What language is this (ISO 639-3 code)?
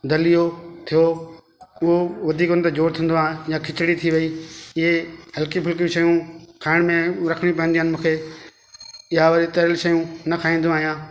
snd